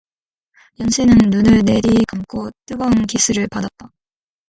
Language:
Korean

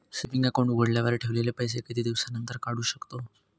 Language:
Marathi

